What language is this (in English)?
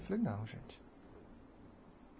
Portuguese